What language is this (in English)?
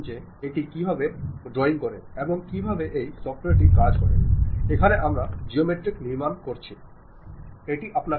Malayalam